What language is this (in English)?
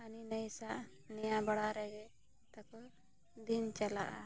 Santali